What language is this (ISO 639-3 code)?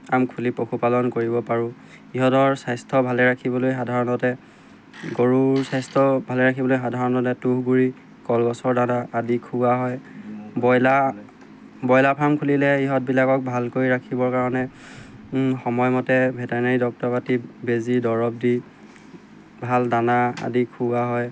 asm